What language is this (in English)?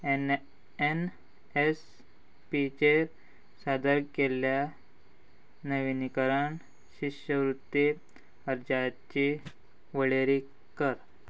Konkani